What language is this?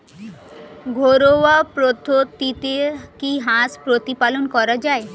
Bangla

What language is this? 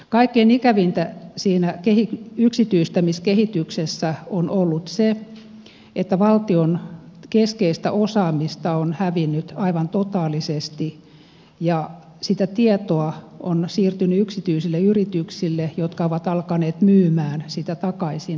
Finnish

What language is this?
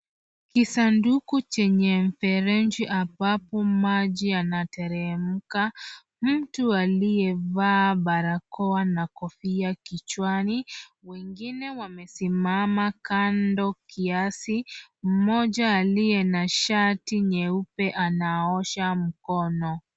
Swahili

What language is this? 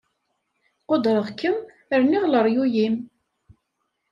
Kabyle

